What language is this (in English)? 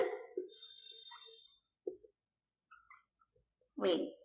Bangla